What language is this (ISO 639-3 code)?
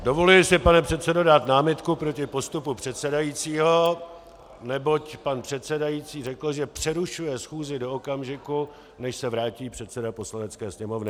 ces